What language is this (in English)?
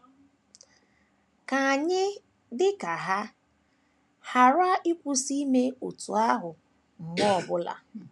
Igbo